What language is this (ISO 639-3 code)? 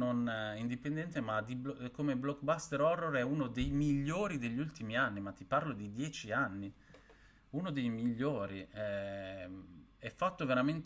ita